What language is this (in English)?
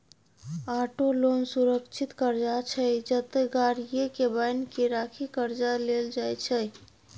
Maithili